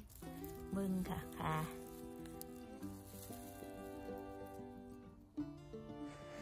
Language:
Thai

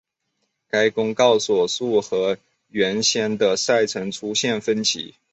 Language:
Chinese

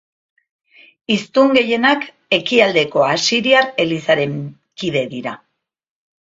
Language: Basque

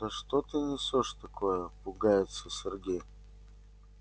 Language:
Russian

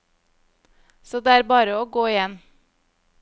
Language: Norwegian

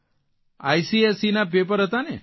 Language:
Gujarati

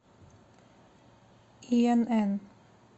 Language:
Russian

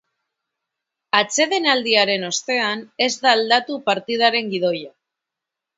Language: Basque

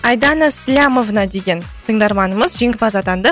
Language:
Kazakh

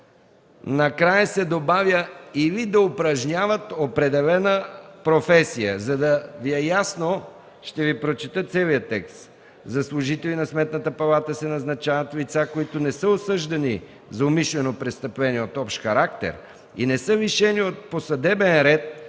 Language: Bulgarian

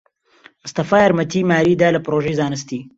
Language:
Central Kurdish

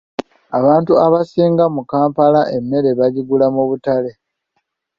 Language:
Ganda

